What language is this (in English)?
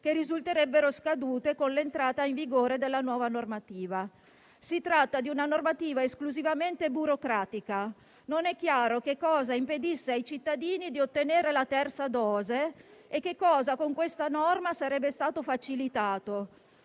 Italian